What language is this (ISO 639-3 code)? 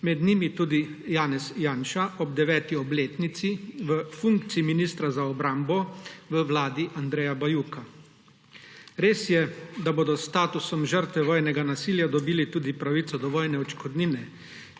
slv